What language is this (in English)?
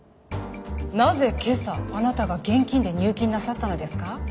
Japanese